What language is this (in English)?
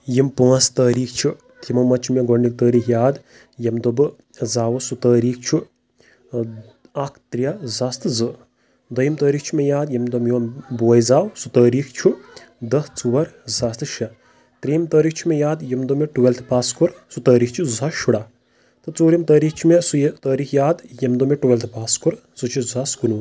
Kashmiri